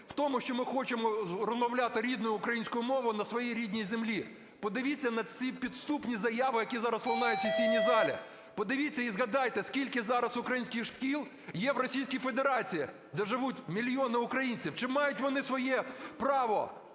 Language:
Ukrainian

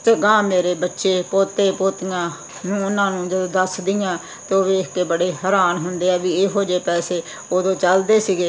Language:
Punjabi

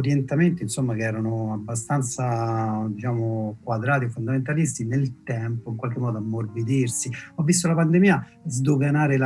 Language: Italian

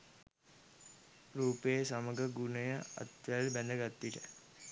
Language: Sinhala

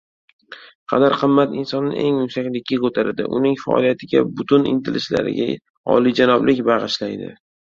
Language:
Uzbek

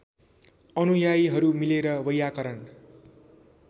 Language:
Nepali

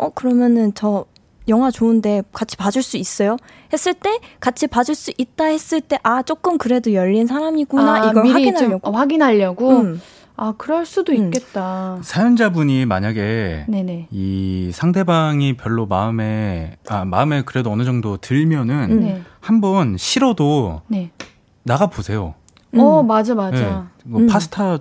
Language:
Korean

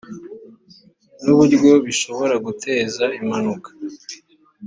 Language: Kinyarwanda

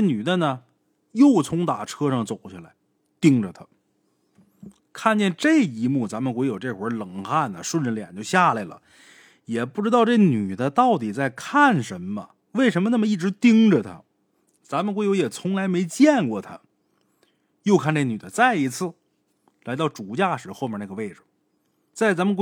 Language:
Chinese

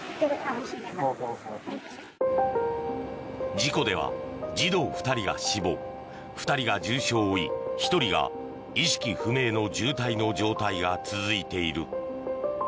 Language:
Japanese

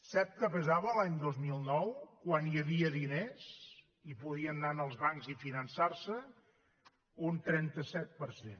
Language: Catalan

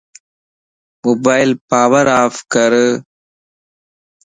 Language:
Lasi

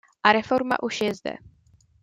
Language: Czech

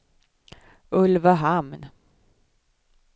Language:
Swedish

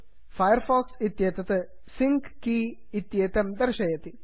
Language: Sanskrit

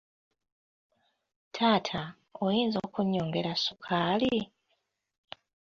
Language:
Ganda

